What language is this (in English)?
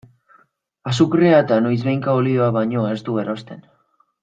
Basque